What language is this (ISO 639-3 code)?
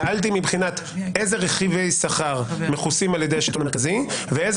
heb